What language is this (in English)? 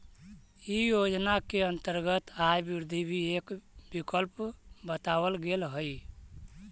Magahi